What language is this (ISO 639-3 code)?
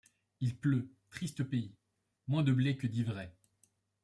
fra